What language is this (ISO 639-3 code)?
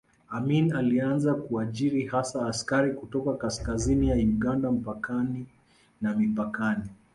swa